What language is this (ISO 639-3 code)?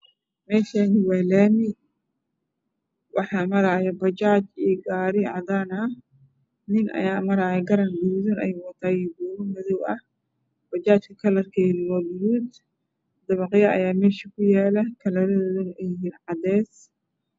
som